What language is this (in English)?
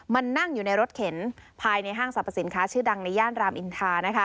Thai